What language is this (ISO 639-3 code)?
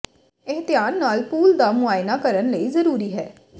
pan